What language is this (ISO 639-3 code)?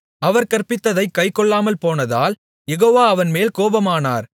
tam